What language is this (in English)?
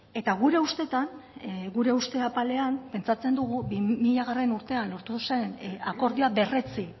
Basque